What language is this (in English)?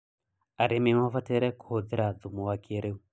Kikuyu